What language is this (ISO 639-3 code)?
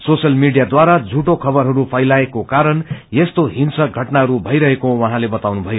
nep